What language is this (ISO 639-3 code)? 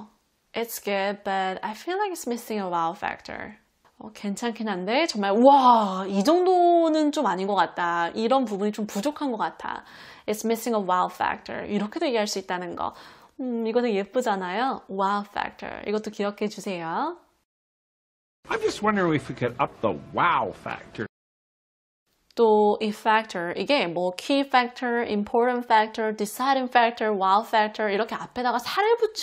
kor